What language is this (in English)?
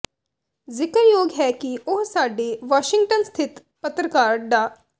Punjabi